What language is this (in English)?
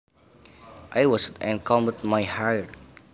Javanese